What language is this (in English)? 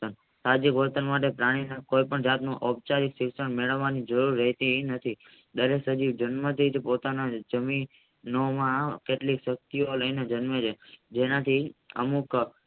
Gujarati